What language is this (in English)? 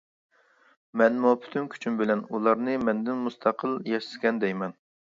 Uyghur